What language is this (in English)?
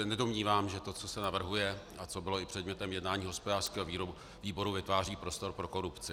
Czech